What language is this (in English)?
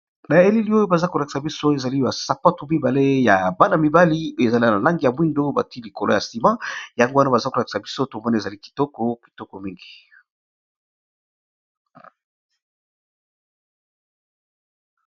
Lingala